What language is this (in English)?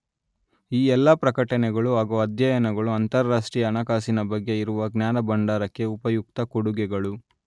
Kannada